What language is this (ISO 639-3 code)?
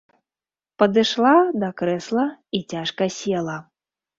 bel